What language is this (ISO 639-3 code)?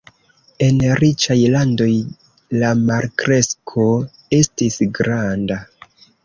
epo